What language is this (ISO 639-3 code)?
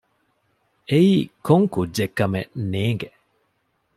div